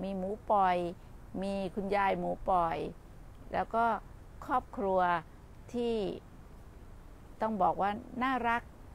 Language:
Thai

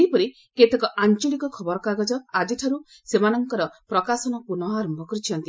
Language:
Odia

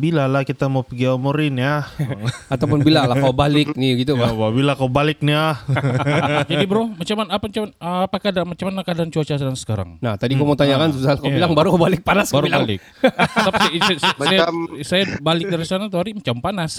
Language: Malay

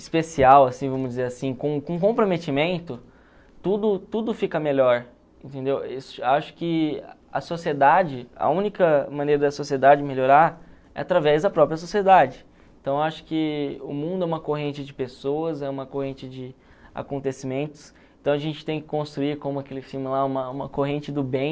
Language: Portuguese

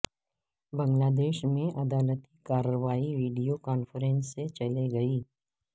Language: Urdu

